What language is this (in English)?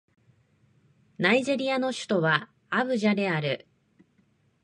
Japanese